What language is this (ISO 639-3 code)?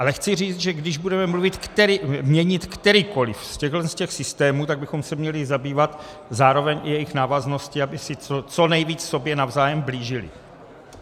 ces